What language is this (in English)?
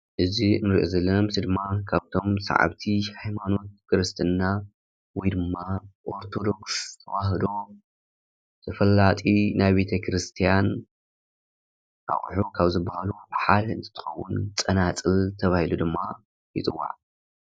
Tigrinya